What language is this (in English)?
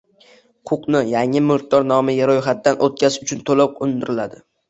Uzbek